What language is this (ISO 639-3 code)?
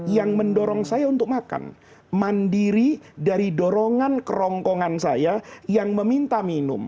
ind